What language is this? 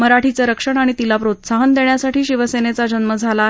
Marathi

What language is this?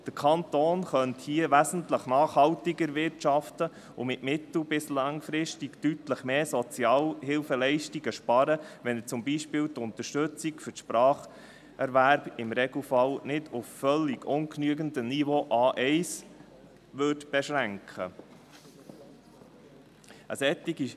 Swiss German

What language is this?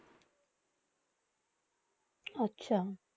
Bangla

